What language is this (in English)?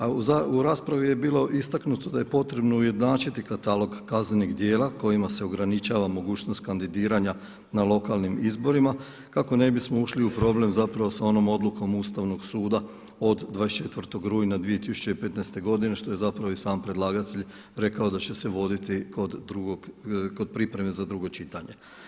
Croatian